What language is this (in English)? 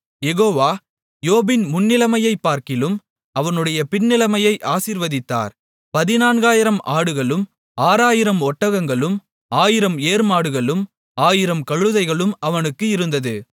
Tamil